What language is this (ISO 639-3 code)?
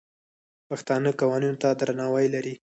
pus